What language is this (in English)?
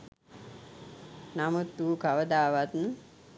Sinhala